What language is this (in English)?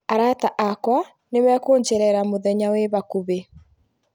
Kikuyu